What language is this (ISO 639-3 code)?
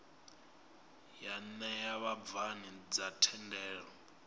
ven